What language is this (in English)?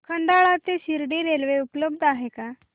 Marathi